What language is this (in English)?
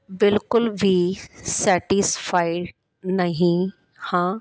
Punjabi